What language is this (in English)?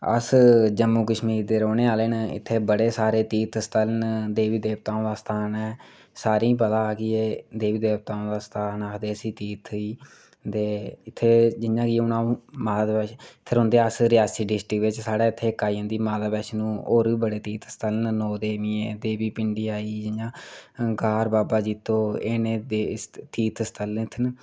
Dogri